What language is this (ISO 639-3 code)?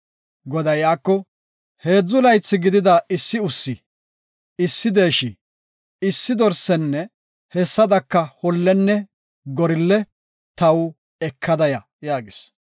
gof